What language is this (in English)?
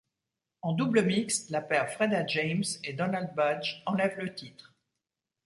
French